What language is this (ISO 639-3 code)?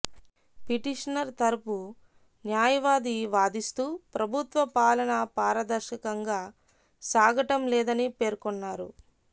tel